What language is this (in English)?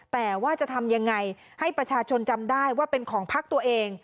Thai